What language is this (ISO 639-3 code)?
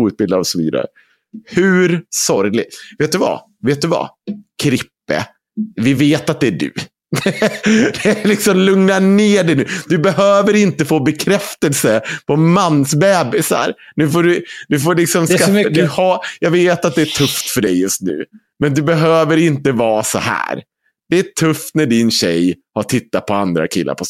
swe